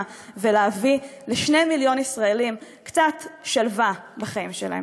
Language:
Hebrew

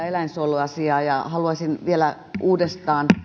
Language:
Finnish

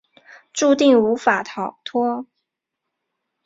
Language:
Chinese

